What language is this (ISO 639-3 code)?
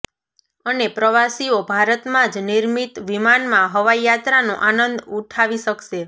guj